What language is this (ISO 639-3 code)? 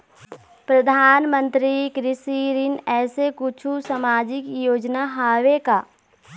hne